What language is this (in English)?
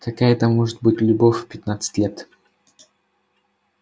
Russian